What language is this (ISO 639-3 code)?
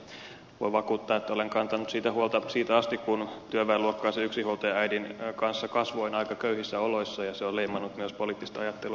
fin